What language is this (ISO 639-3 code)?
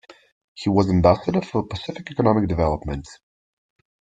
eng